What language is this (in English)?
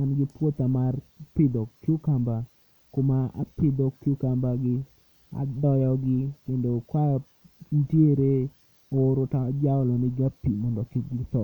Luo (Kenya and Tanzania)